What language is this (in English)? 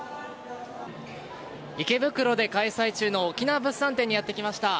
Japanese